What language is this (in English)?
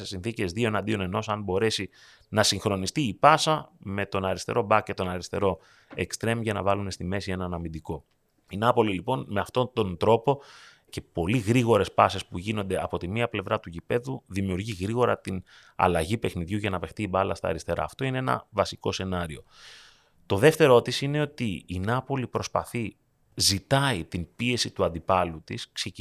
Greek